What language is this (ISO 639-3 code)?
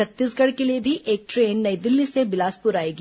hin